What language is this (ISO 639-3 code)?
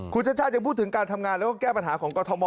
tha